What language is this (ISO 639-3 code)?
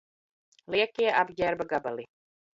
lav